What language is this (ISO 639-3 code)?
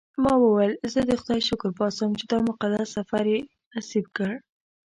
pus